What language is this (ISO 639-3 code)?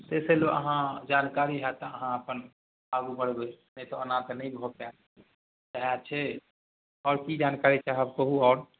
mai